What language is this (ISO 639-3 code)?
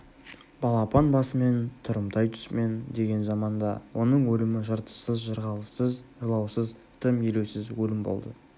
kaz